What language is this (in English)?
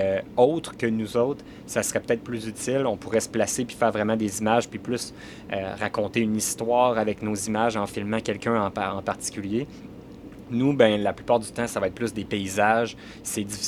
French